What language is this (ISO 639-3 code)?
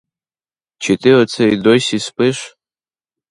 ukr